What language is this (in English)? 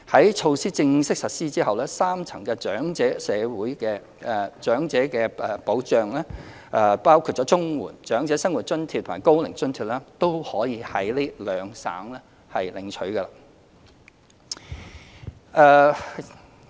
Cantonese